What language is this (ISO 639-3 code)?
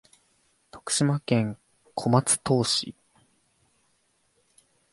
jpn